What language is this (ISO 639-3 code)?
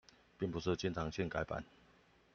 zho